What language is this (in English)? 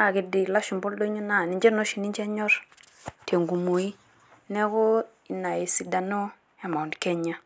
Masai